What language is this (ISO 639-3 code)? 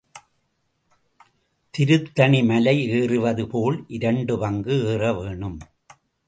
tam